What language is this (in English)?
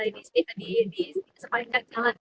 Indonesian